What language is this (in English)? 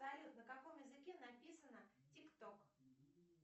Russian